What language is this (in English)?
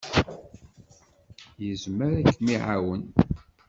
Kabyle